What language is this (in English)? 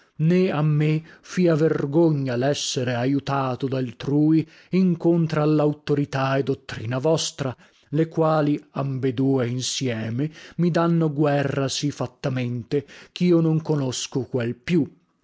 Italian